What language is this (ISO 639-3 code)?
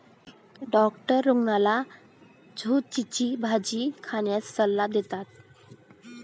mar